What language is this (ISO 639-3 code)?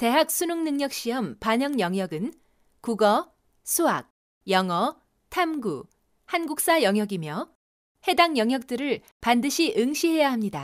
kor